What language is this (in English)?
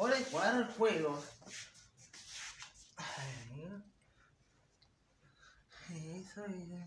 Spanish